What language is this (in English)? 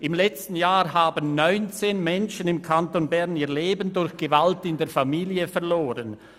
Swiss German